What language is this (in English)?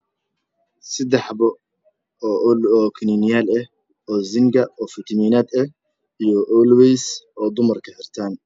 Somali